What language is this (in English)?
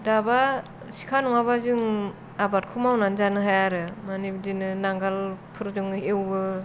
Bodo